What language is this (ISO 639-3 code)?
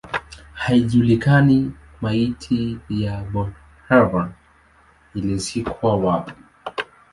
swa